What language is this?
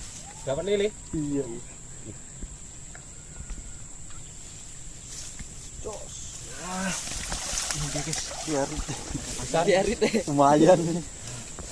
Indonesian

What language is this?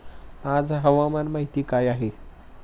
Marathi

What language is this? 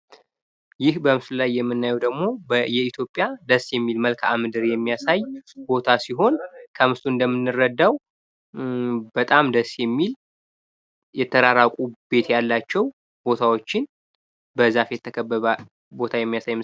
Amharic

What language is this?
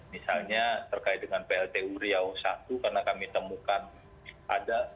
Indonesian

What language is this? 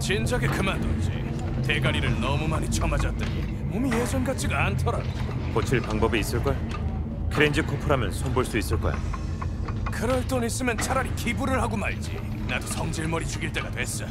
Korean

